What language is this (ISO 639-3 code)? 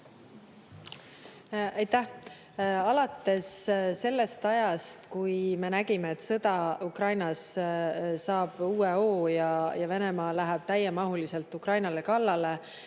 est